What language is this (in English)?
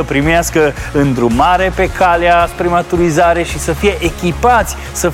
Romanian